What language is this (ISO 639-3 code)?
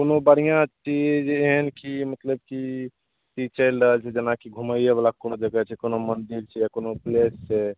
mai